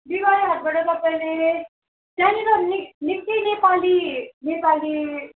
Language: Nepali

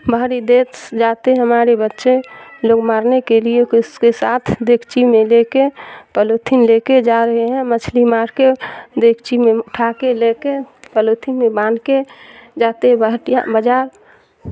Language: Urdu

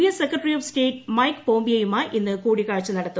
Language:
Malayalam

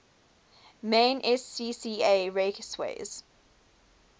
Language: English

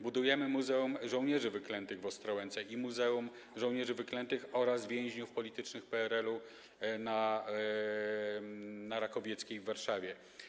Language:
Polish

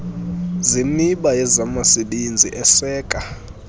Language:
Xhosa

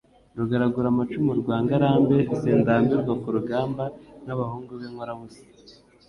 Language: Kinyarwanda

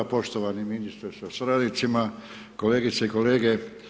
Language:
Croatian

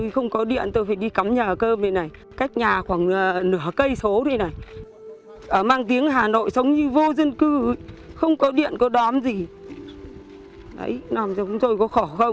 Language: Vietnamese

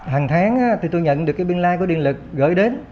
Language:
Vietnamese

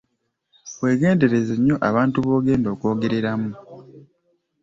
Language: Ganda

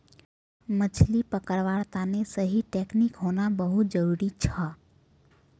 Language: Magahi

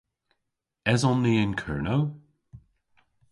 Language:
Cornish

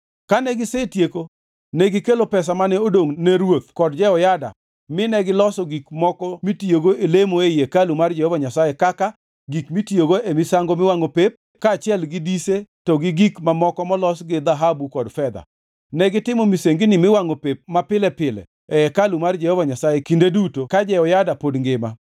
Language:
Luo (Kenya and Tanzania)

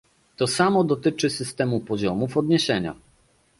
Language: Polish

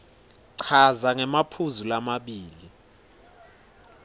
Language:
Swati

